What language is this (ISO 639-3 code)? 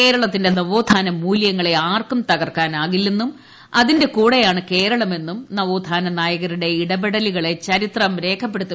mal